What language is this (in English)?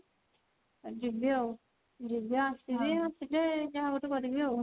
Odia